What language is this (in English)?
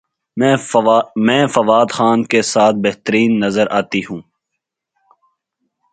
Urdu